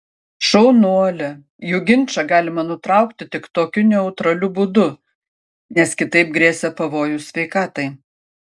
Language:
Lithuanian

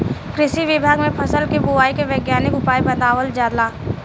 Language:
Bhojpuri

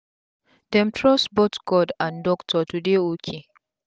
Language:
Nigerian Pidgin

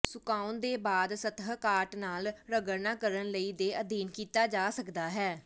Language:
Punjabi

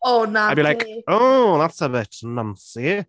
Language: Welsh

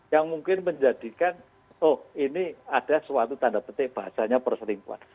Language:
Indonesian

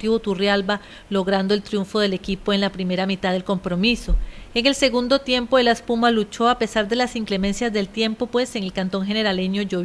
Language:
Spanish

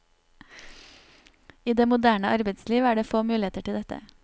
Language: Norwegian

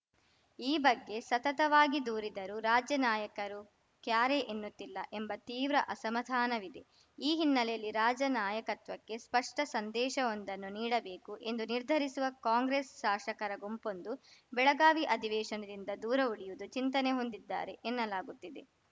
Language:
Kannada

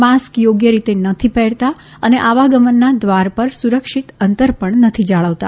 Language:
Gujarati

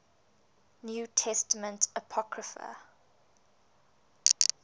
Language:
English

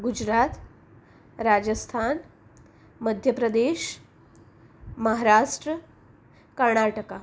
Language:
Gujarati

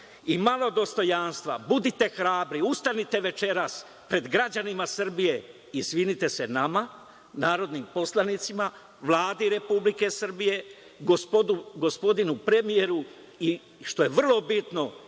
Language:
Serbian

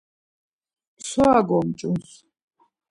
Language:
Laz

